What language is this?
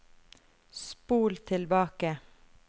Norwegian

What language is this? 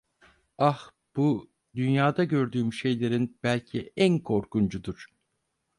Turkish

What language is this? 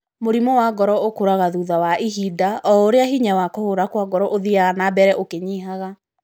Kikuyu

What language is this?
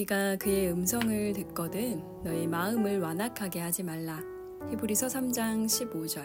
Korean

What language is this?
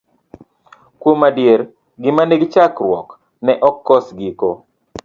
Luo (Kenya and Tanzania)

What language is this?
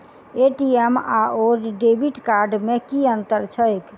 Maithili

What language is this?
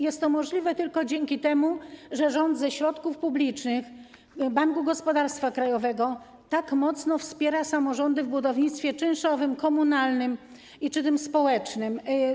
Polish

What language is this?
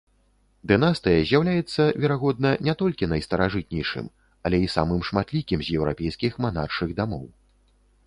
Belarusian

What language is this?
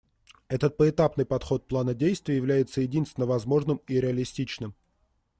Russian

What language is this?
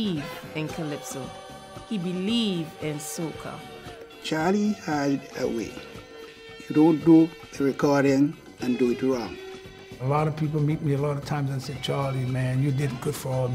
English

